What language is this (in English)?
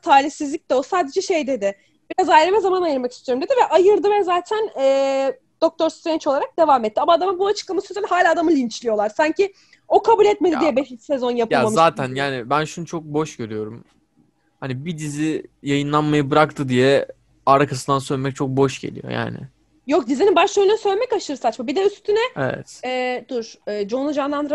Turkish